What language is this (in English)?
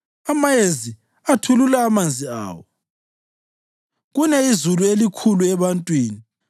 North Ndebele